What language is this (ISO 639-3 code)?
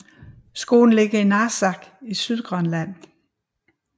dan